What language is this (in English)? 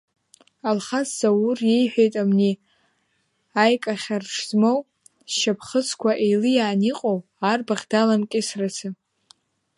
Abkhazian